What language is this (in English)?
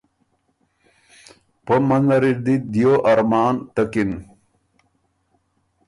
Ormuri